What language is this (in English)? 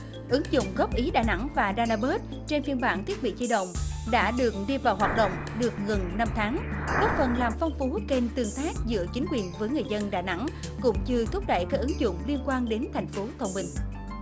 Vietnamese